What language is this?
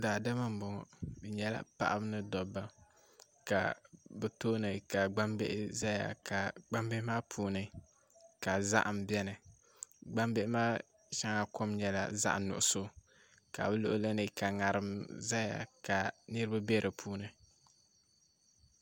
Dagbani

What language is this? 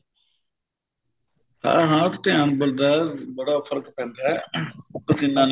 Punjabi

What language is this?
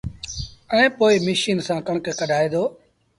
Sindhi Bhil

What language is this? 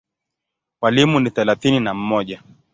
Swahili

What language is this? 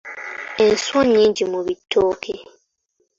Ganda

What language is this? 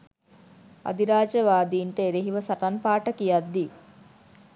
Sinhala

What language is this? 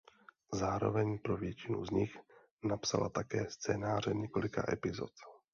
Czech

